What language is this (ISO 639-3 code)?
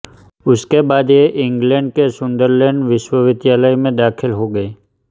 hin